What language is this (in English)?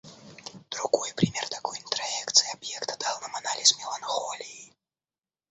Russian